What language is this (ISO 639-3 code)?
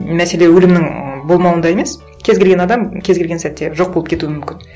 kaz